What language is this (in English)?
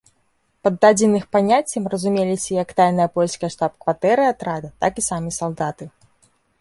Belarusian